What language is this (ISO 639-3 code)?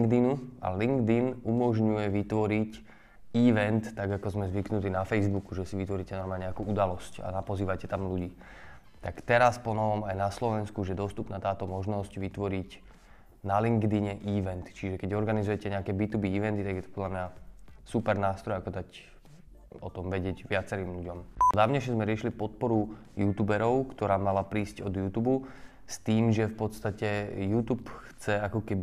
slk